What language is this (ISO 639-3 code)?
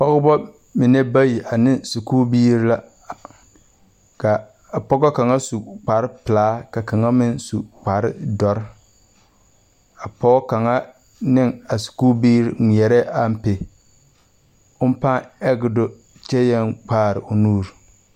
dga